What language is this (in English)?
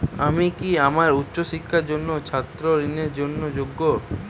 Bangla